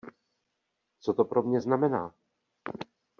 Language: Czech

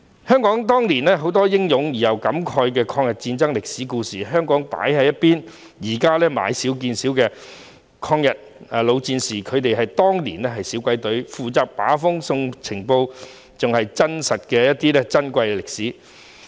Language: Cantonese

